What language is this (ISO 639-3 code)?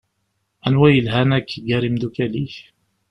kab